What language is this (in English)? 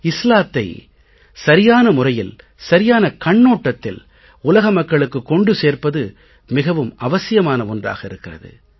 Tamil